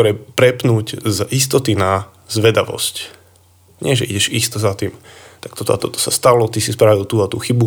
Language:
Slovak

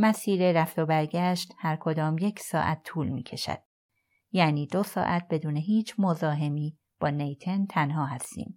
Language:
Persian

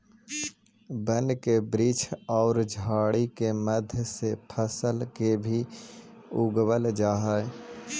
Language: Magahi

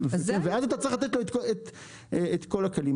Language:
Hebrew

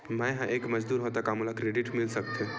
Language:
Chhattisgarhi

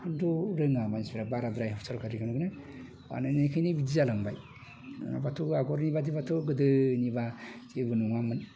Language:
Bodo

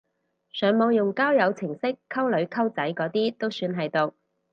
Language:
Cantonese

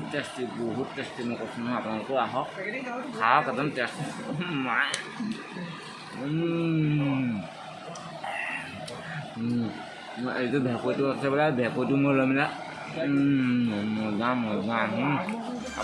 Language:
Assamese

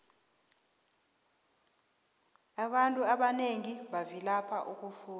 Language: South Ndebele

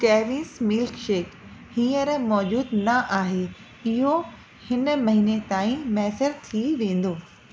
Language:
Sindhi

